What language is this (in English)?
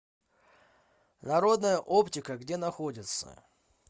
Russian